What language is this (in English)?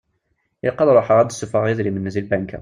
Kabyle